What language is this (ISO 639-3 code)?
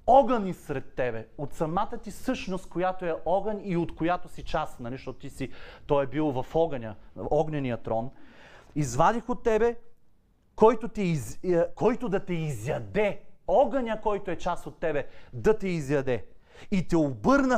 bul